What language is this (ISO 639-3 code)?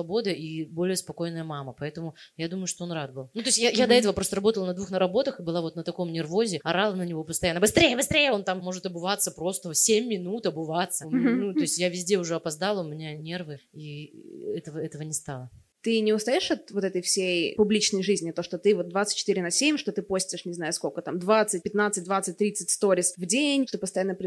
rus